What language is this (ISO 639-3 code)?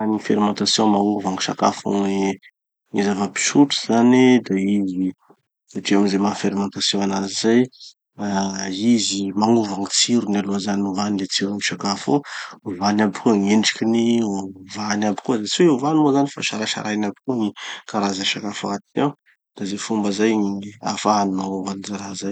txy